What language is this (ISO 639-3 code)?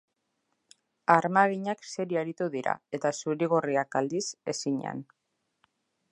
eus